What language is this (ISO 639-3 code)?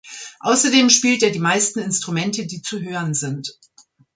deu